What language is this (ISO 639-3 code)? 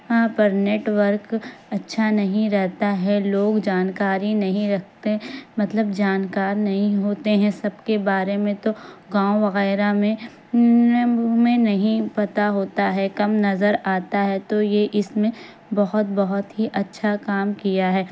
urd